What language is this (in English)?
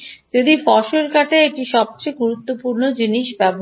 Bangla